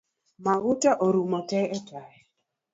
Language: Luo (Kenya and Tanzania)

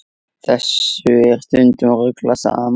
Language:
Icelandic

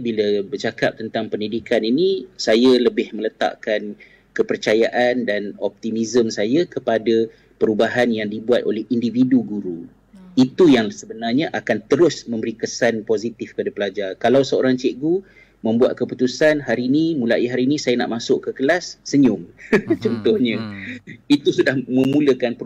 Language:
Malay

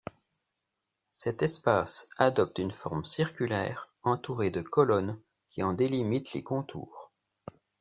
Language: French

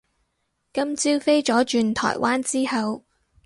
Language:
Cantonese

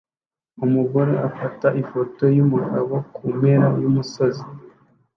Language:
Kinyarwanda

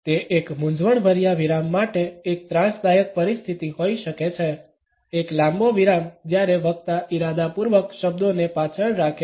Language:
Gujarati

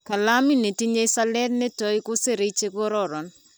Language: Kalenjin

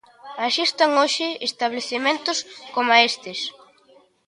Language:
Galician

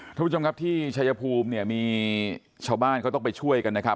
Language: Thai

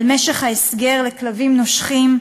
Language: Hebrew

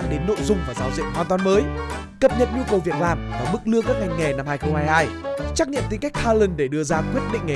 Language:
Vietnamese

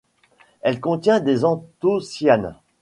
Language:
French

